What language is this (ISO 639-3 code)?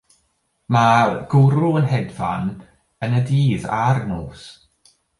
cym